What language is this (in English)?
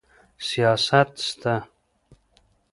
Pashto